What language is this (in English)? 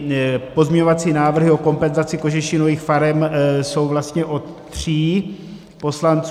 Czech